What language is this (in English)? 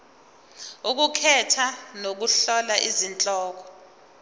Zulu